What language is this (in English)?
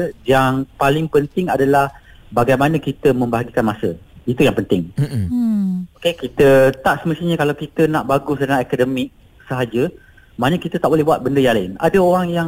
Malay